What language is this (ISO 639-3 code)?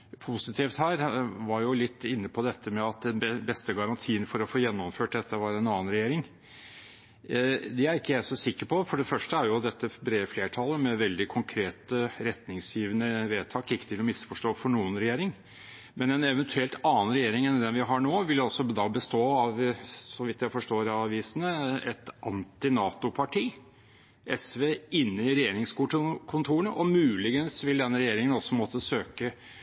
nob